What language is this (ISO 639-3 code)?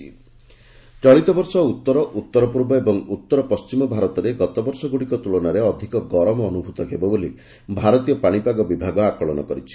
ori